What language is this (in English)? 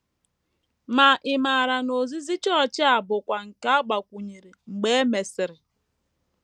Igbo